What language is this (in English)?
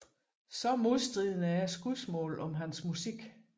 Danish